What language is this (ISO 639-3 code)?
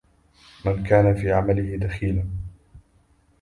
ara